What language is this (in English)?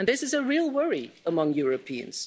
English